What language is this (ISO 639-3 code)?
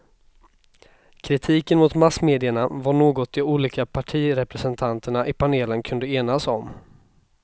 swe